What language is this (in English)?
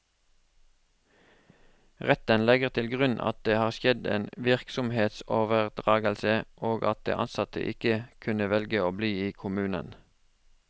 Norwegian